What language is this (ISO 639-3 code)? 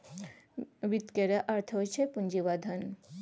mai